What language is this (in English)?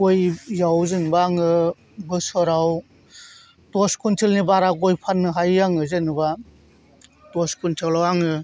Bodo